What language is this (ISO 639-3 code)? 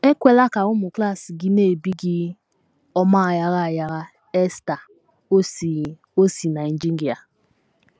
ibo